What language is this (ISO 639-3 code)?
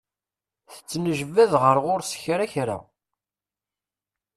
kab